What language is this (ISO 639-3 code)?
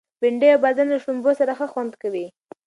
pus